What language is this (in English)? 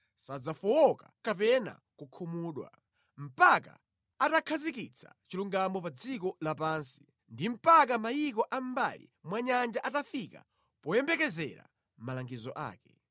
Nyanja